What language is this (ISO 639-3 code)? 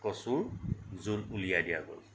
asm